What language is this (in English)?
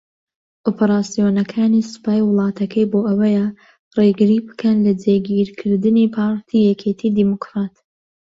Central Kurdish